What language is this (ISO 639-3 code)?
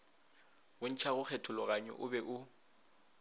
nso